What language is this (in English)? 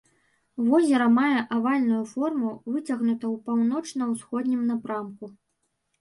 Belarusian